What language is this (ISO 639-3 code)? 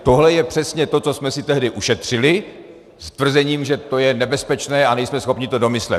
ces